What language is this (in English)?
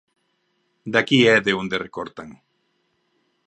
Galician